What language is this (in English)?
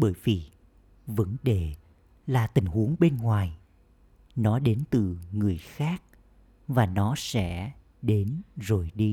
Vietnamese